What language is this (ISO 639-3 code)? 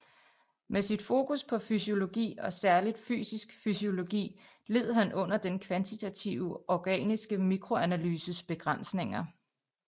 dan